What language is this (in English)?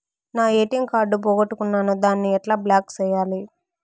Telugu